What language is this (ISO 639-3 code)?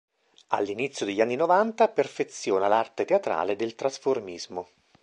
ita